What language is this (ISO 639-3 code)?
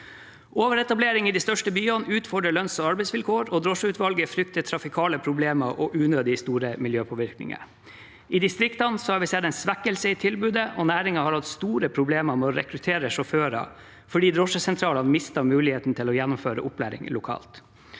nor